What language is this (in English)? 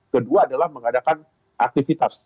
Indonesian